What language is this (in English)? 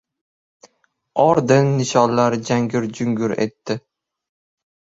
Uzbek